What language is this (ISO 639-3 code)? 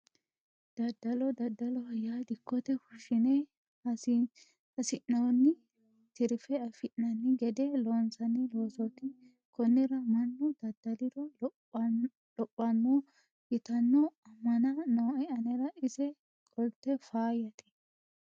sid